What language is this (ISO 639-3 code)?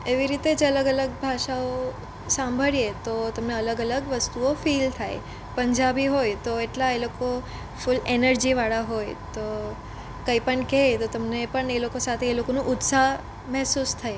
guj